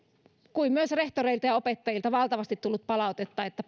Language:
Finnish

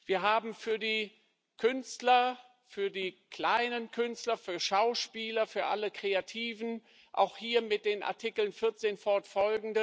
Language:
German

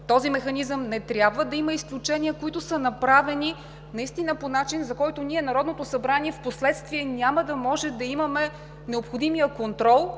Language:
Bulgarian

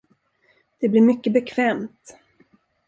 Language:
Swedish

